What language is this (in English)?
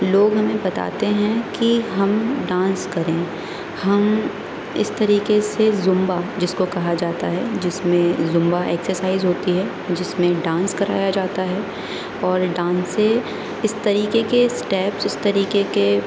Urdu